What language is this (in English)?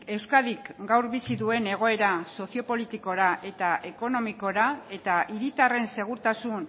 Basque